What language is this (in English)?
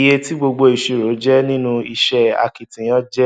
Yoruba